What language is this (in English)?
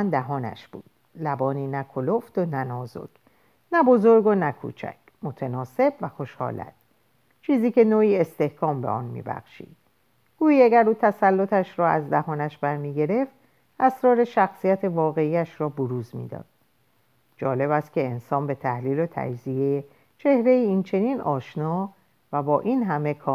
Persian